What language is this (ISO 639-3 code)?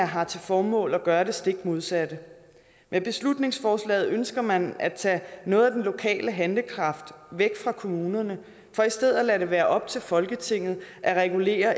dan